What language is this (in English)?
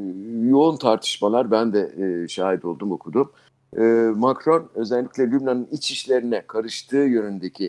Turkish